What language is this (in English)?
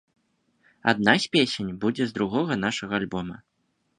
Belarusian